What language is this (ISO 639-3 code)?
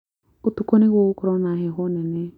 kik